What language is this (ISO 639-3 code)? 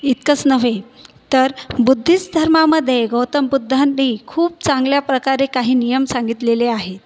mar